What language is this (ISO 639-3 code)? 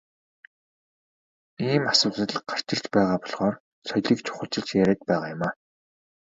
mon